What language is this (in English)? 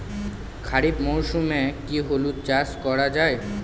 Bangla